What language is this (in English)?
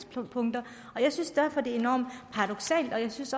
Danish